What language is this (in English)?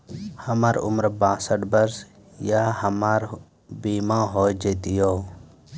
Maithili